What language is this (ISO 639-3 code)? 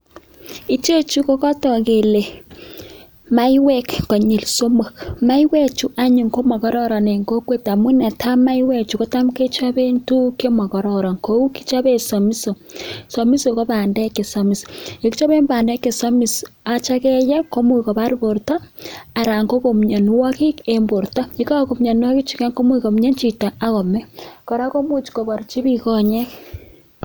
kln